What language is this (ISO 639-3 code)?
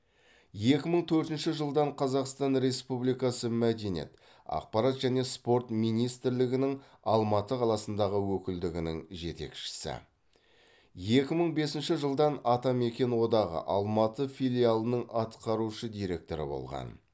kaz